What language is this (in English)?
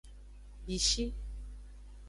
Aja (Benin)